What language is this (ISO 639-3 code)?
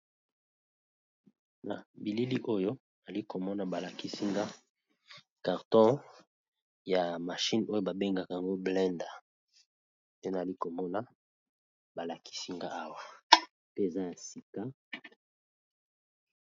lin